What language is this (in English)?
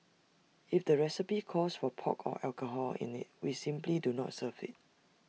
English